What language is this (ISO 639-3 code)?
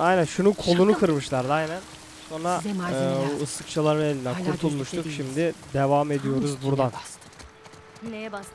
tur